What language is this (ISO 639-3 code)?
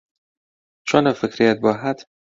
ckb